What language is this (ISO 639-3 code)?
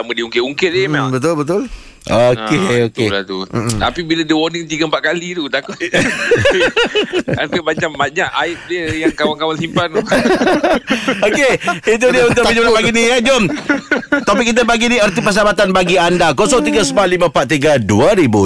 msa